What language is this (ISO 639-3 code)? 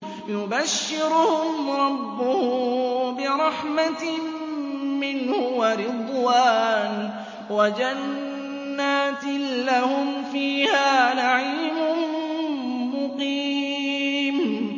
ara